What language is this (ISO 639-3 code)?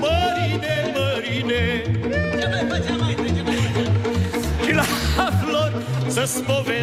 ron